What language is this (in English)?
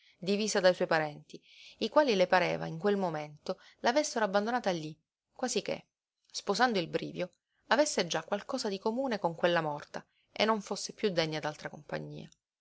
Italian